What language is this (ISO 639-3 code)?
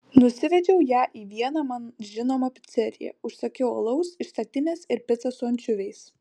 lit